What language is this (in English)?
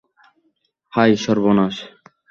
Bangla